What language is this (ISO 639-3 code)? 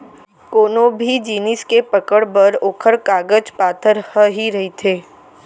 hne